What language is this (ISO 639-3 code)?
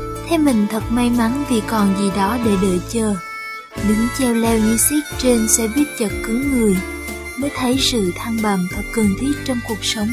vie